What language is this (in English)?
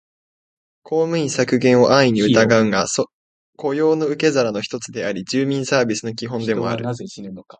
Japanese